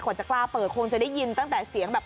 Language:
Thai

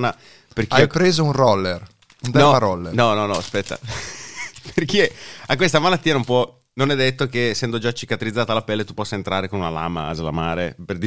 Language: Italian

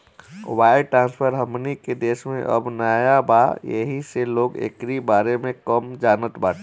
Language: Bhojpuri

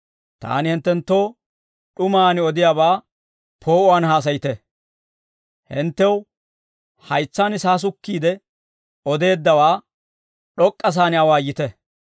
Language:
Dawro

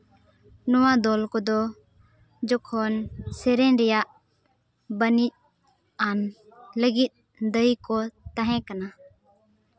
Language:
Santali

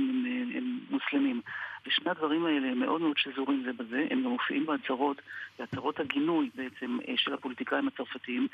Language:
Hebrew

